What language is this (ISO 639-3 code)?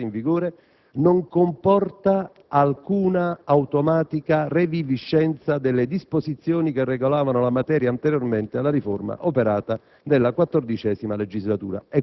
ita